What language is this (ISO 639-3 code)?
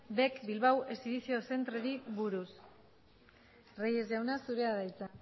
eus